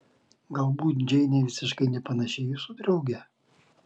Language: Lithuanian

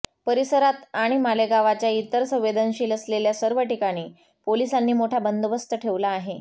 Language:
Marathi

